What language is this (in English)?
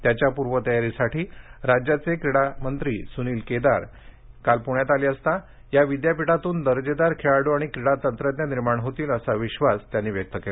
Marathi